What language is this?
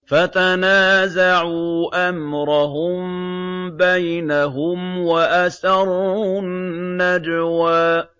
Arabic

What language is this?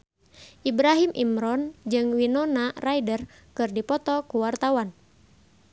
Sundanese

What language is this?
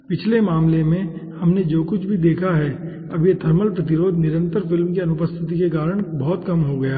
Hindi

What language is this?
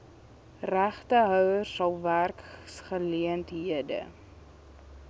Afrikaans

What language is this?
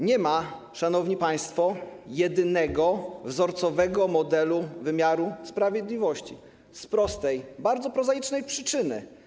Polish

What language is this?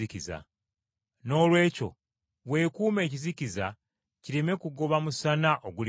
Ganda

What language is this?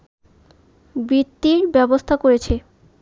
Bangla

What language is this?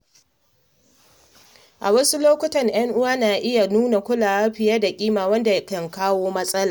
Hausa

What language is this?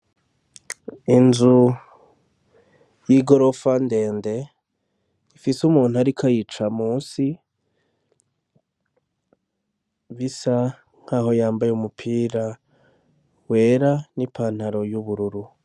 Rundi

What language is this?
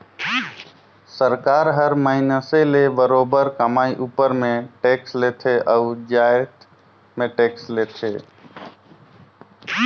Chhattisgarhi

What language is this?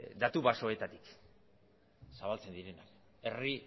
Basque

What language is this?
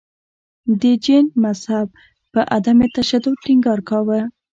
Pashto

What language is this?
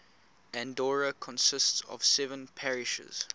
English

